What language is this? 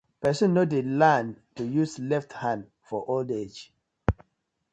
Nigerian Pidgin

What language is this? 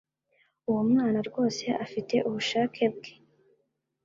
Kinyarwanda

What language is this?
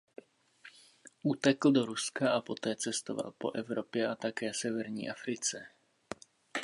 Czech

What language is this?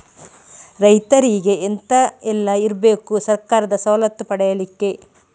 Kannada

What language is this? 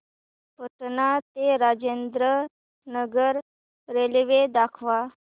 Marathi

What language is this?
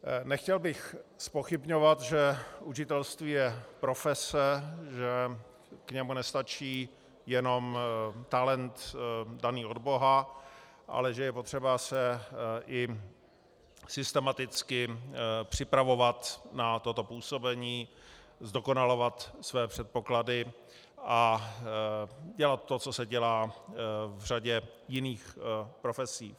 Czech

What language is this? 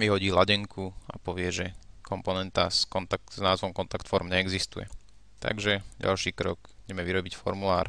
Slovak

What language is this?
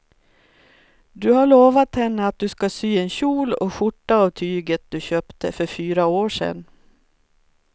Swedish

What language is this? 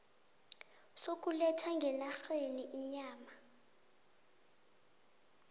South Ndebele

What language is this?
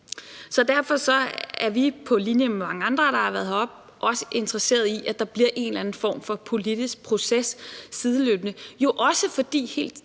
Danish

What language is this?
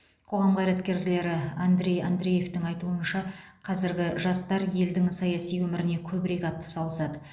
Kazakh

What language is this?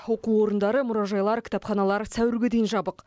Kazakh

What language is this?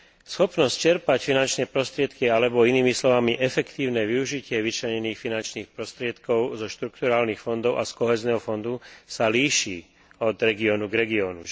Slovak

